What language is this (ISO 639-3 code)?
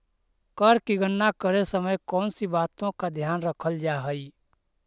mag